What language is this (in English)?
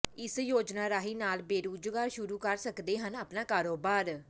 Punjabi